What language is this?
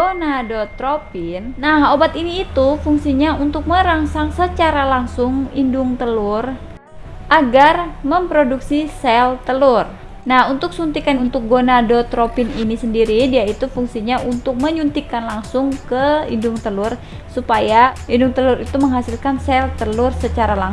Indonesian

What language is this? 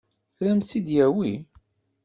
Kabyle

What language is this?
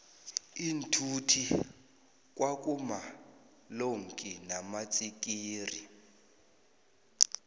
South Ndebele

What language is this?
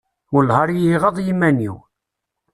Kabyle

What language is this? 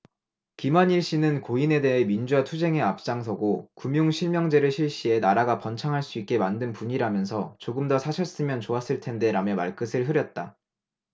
Korean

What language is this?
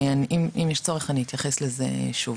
Hebrew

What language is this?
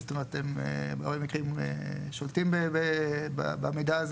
Hebrew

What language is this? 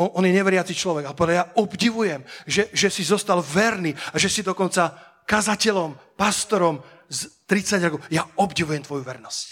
Slovak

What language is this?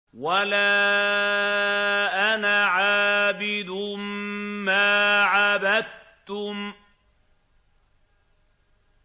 Arabic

